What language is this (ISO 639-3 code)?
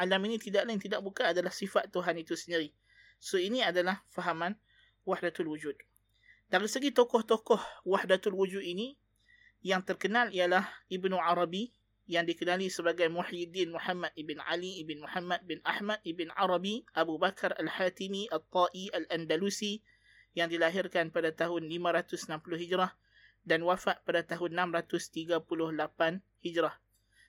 msa